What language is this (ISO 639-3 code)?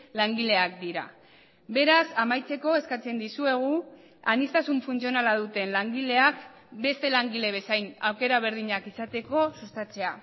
eus